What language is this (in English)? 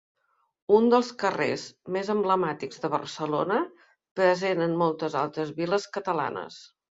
Catalan